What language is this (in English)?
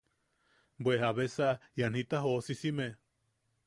Yaqui